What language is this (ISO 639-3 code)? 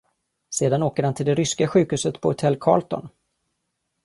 swe